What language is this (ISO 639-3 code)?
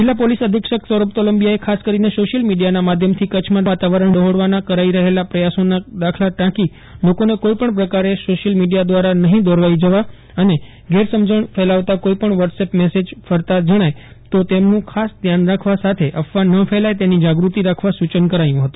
guj